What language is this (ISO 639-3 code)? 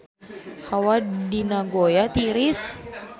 sun